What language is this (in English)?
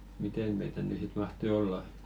Finnish